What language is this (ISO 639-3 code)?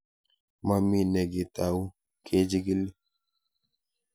kln